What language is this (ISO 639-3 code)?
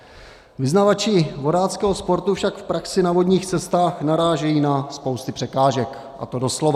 ces